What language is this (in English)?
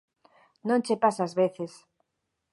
Galician